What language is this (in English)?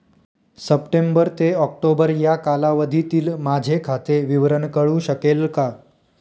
Marathi